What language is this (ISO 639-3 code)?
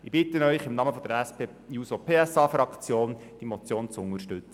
gsw